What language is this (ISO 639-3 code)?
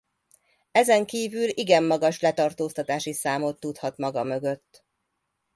hun